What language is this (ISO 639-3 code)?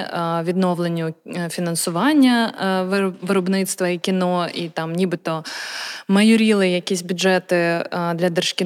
ukr